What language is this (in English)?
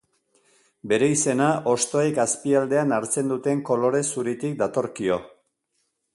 Basque